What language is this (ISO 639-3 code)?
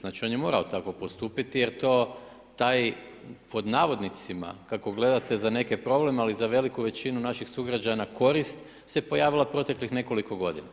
hrv